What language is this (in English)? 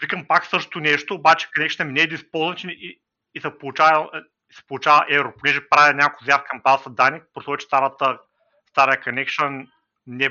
Bulgarian